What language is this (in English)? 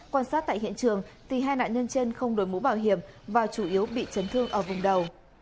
Vietnamese